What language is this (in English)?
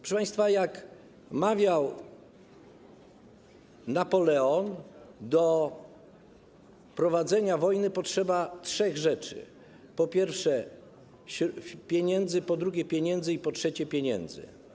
Polish